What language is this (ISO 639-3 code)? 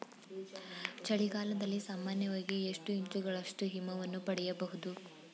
kan